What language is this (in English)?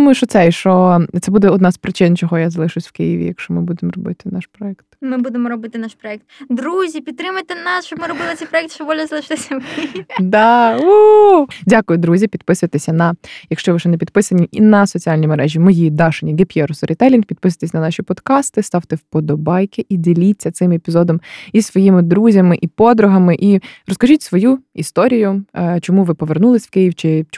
Ukrainian